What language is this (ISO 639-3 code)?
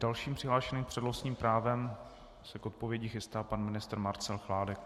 ces